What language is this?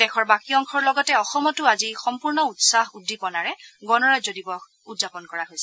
Assamese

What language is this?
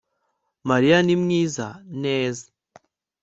Kinyarwanda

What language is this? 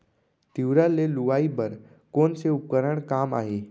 Chhattisgarhi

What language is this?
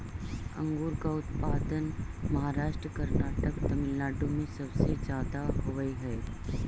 Magahi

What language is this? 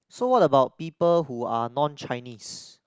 English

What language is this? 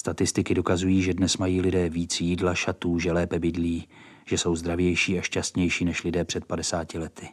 Czech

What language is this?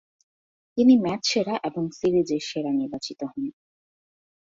Bangla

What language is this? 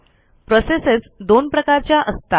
Marathi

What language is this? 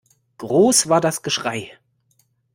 German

